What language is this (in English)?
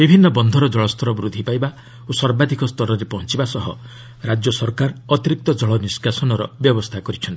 Odia